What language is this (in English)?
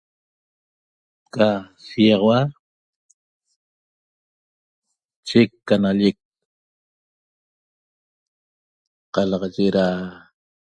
Toba